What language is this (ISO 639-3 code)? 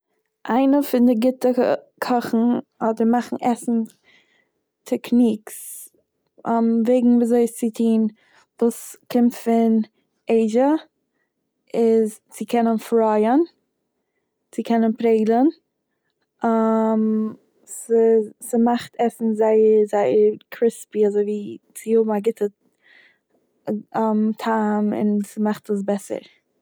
yid